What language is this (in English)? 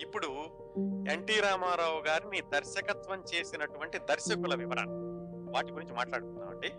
Telugu